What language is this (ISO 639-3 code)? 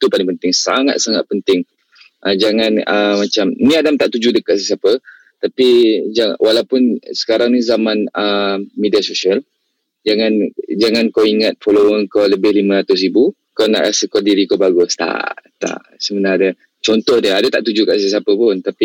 msa